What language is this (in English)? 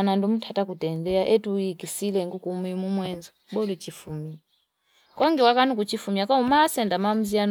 Fipa